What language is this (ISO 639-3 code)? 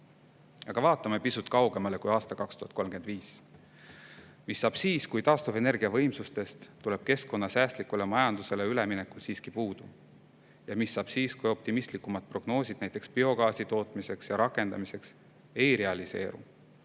est